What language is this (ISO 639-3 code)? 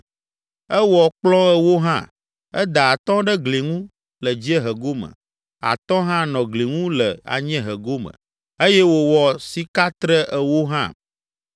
ewe